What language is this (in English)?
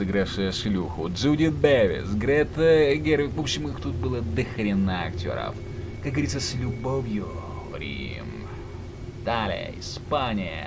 Russian